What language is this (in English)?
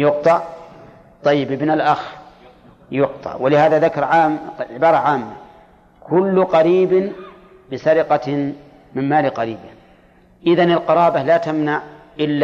Arabic